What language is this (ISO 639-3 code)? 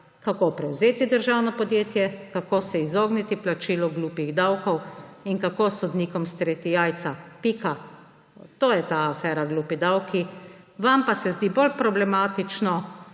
slv